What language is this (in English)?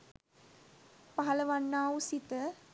Sinhala